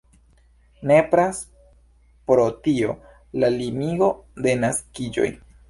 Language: Esperanto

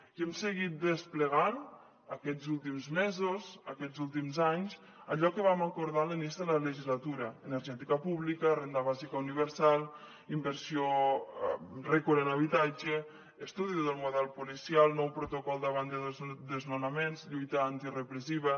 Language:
Catalan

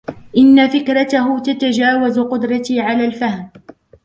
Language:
Arabic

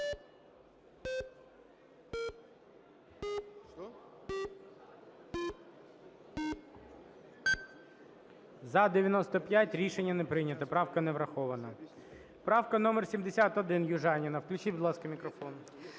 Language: Ukrainian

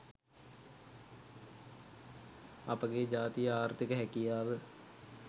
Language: Sinhala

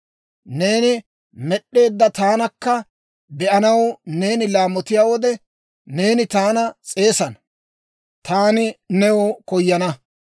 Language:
Dawro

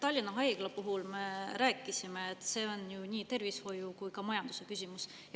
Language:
Estonian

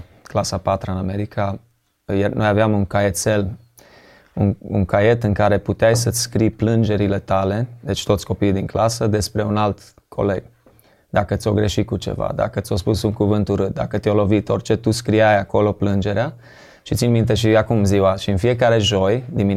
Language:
Romanian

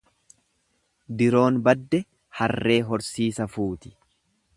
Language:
Oromo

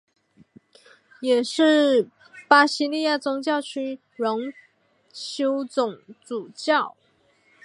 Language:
Chinese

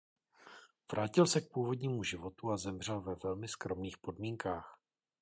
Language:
Czech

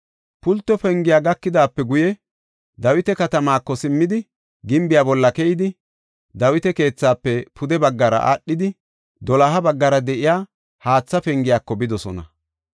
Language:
Gofa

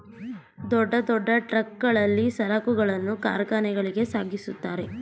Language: Kannada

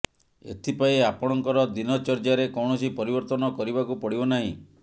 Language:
Odia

